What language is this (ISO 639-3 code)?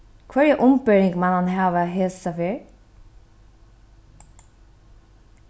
fao